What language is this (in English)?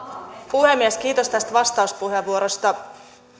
Finnish